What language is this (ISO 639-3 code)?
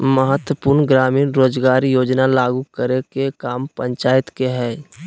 mag